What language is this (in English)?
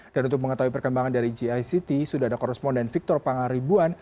Indonesian